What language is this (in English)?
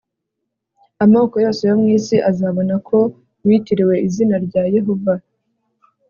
Kinyarwanda